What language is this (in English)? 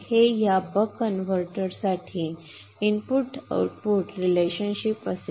Marathi